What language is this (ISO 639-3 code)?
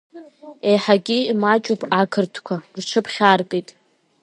abk